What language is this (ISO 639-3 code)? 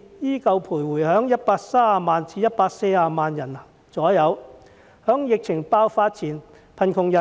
yue